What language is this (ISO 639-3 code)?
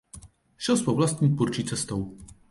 ces